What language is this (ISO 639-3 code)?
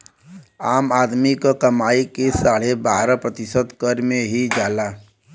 bho